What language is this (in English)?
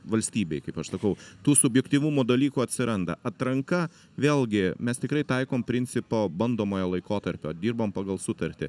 Lithuanian